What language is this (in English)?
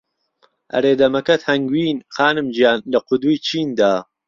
Central Kurdish